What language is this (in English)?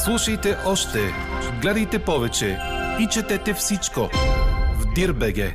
Bulgarian